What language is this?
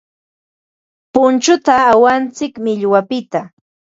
Ambo-Pasco Quechua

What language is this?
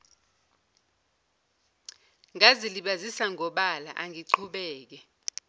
Zulu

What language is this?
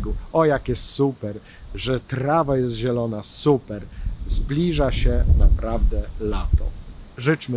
Polish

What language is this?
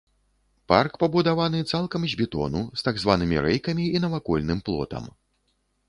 Belarusian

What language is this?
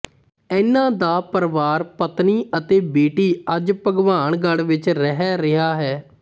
Punjabi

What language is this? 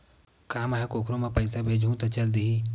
Chhattisgarhi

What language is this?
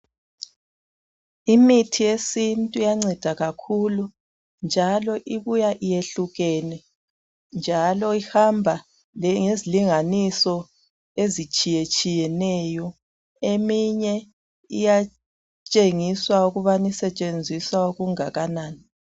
North Ndebele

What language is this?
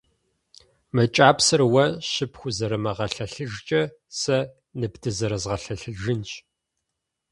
Kabardian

